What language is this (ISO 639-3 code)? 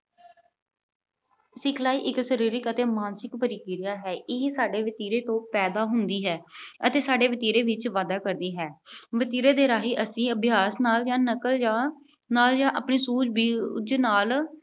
pan